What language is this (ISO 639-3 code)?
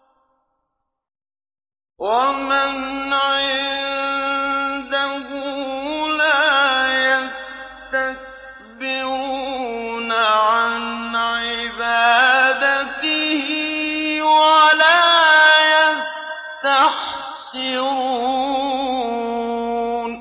ara